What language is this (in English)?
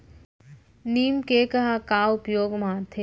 Chhattisgarhi